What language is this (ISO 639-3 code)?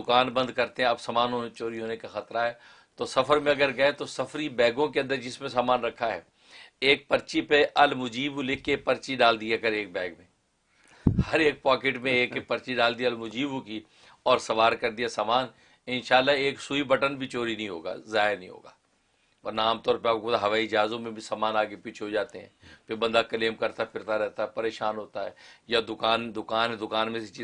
urd